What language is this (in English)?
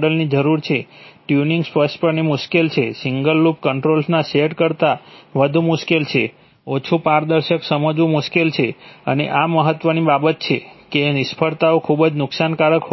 Gujarati